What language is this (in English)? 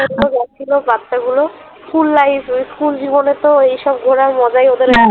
Bangla